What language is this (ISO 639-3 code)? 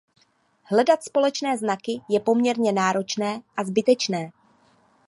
ces